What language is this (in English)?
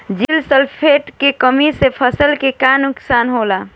Bhojpuri